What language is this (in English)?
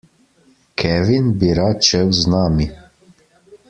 Slovenian